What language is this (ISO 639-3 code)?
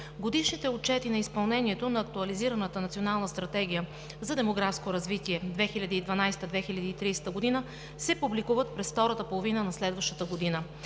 bul